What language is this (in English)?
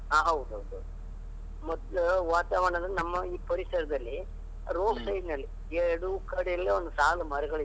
Kannada